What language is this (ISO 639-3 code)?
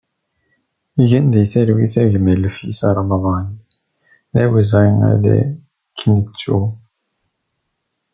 kab